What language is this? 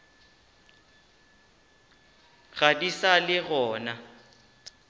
Northern Sotho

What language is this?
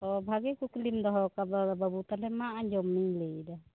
Santali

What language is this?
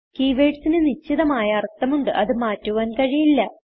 Malayalam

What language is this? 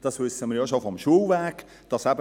Swiss German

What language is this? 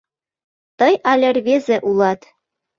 Mari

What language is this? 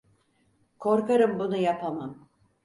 Turkish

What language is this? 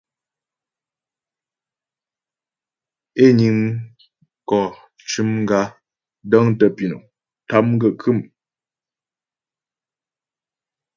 Ghomala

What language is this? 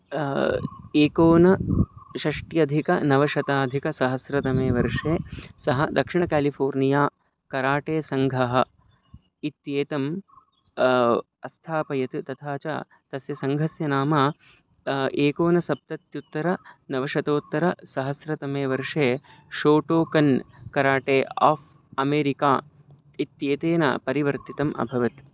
Sanskrit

